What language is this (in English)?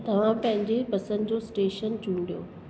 Sindhi